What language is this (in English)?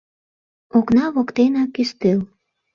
Mari